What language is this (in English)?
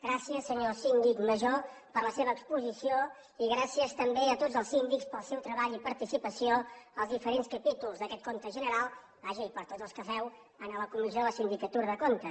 Catalan